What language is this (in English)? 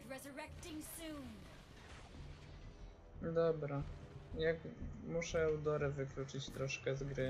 Polish